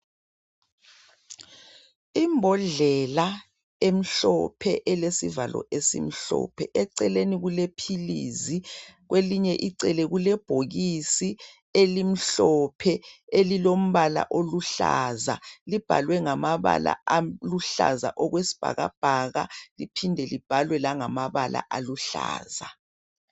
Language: North Ndebele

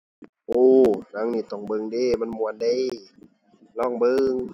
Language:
Thai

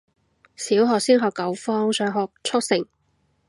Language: Cantonese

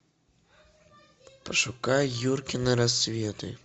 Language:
Russian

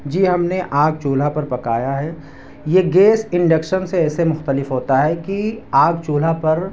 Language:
Urdu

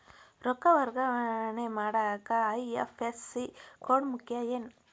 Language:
Kannada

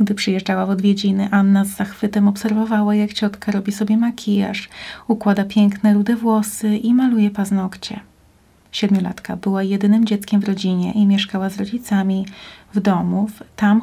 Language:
Polish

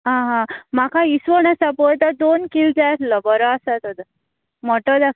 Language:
Konkani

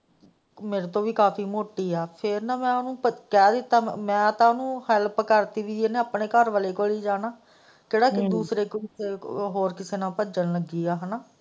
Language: Punjabi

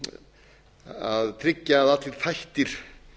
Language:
Icelandic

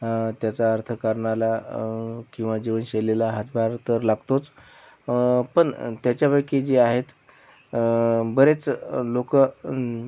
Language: Marathi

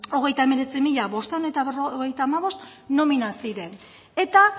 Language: Basque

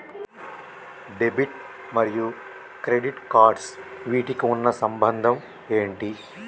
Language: Telugu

